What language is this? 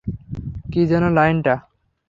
Bangla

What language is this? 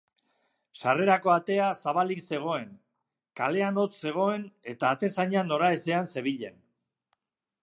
Basque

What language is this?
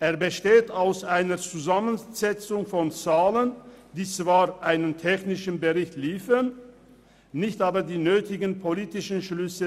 Swiss German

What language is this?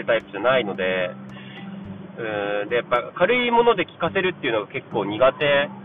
Japanese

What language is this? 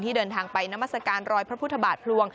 Thai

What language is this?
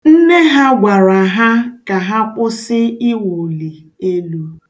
Igbo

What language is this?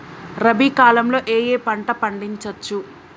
Telugu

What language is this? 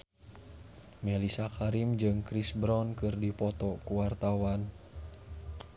Sundanese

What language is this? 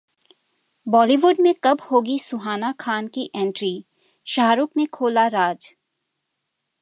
Hindi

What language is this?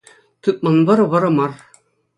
Chuvash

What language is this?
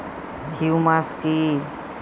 Bangla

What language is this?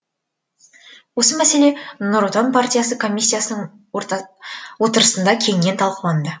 Kazakh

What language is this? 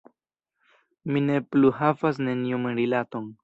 Esperanto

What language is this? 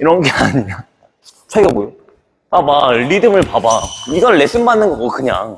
Korean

